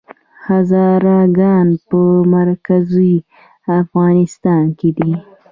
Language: Pashto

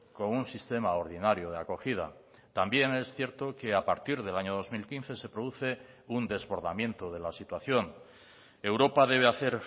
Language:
Spanish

